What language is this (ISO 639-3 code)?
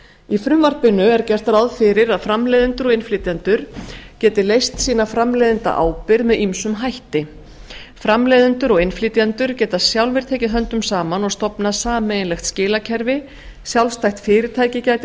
isl